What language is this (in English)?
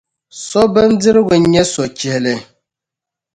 Dagbani